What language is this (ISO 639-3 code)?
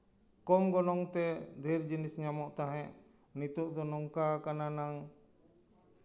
sat